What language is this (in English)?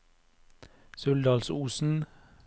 Norwegian